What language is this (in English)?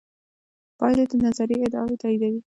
Pashto